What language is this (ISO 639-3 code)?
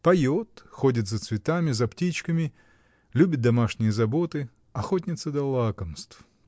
rus